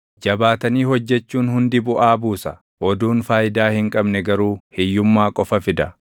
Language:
Oromo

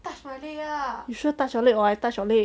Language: English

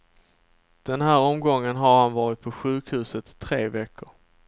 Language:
Swedish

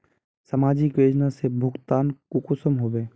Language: Magahi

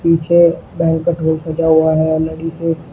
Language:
Hindi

